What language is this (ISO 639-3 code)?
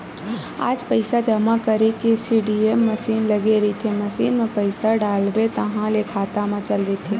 hne